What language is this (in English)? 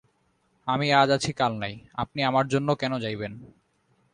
Bangla